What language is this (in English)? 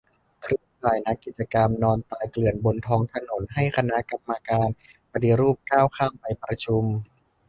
Thai